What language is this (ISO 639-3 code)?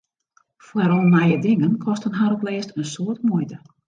fry